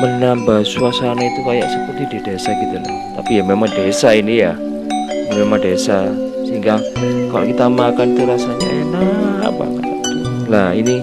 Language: Indonesian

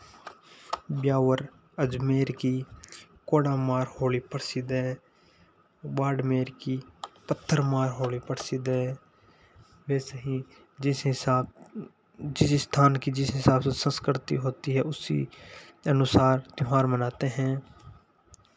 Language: Hindi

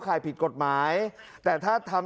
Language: Thai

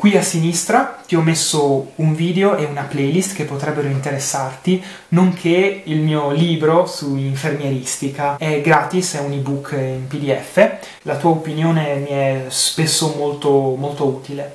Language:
Italian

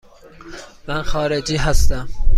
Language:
Persian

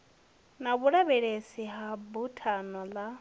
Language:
Venda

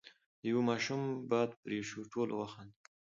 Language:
Pashto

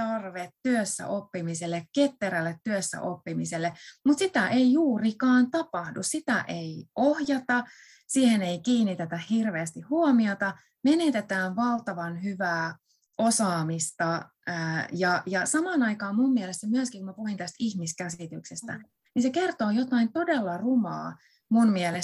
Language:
Finnish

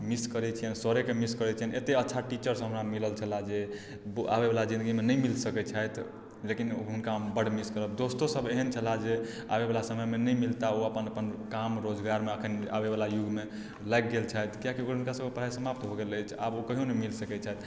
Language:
Maithili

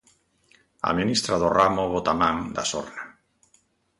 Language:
Galician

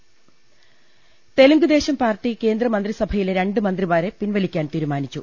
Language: Malayalam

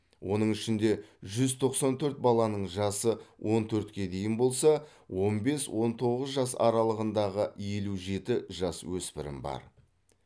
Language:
Kazakh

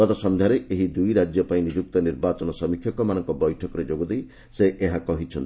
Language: Odia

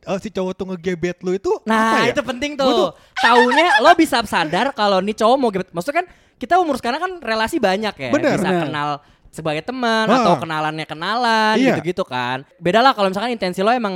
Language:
Indonesian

